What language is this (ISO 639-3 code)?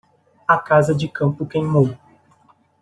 por